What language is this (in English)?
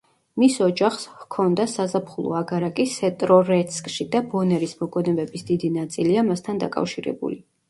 Georgian